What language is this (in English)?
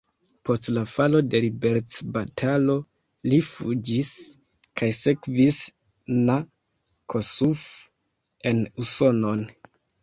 Esperanto